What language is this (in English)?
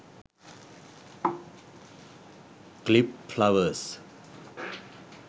Sinhala